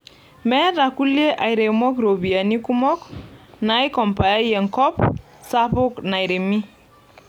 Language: Masai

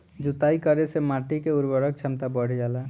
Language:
Bhojpuri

